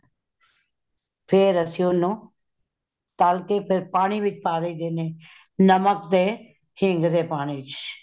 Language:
Punjabi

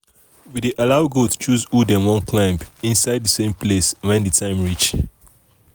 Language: Nigerian Pidgin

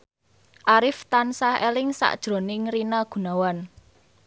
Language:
Javanese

